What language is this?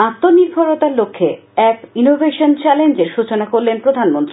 Bangla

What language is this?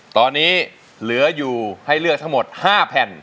Thai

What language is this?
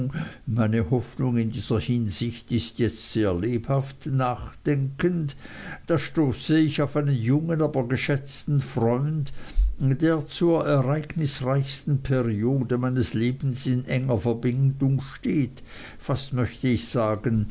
German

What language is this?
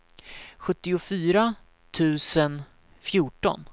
Swedish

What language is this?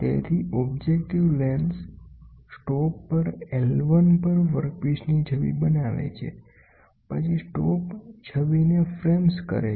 Gujarati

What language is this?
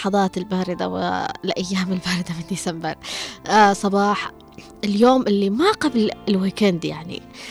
Arabic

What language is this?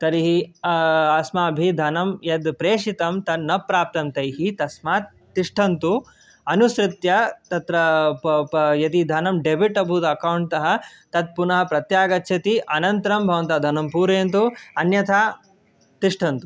Sanskrit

